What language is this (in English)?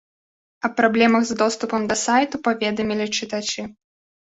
Belarusian